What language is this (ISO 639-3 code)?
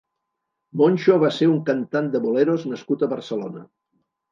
cat